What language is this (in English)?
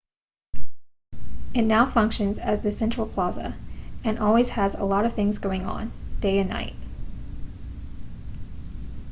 English